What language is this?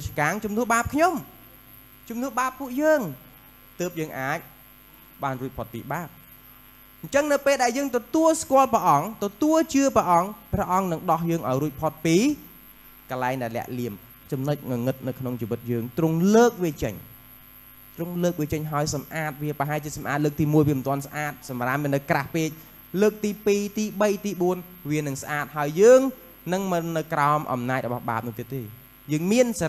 Thai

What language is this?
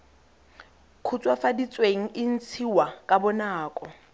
Tswana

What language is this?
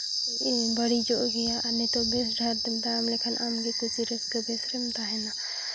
Santali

